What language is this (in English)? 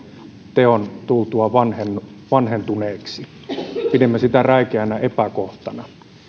Finnish